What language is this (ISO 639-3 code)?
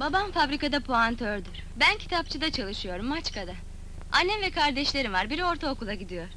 tur